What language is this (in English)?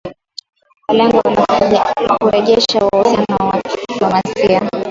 Swahili